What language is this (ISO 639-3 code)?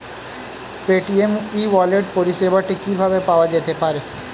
ben